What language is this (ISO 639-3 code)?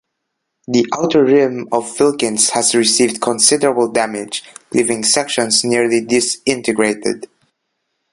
eng